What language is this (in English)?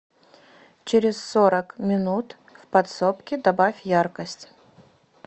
Russian